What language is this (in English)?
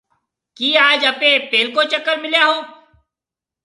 Marwari (Pakistan)